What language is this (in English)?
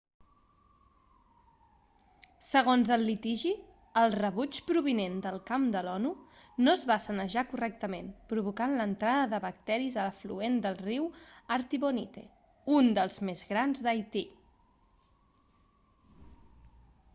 Catalan